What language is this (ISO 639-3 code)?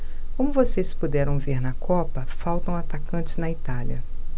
por